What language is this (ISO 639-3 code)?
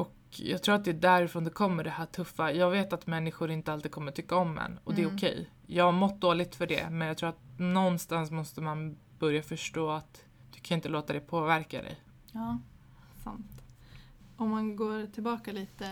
swe